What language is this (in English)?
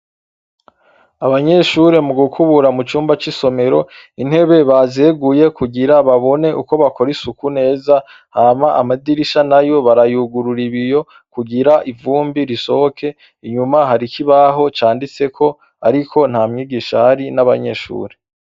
Rundi